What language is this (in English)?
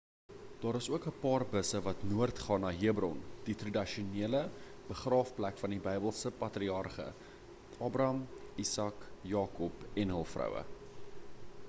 Afrikaans